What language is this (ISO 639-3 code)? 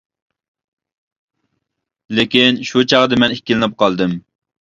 uig